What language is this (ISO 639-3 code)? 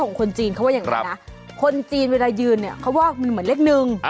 tha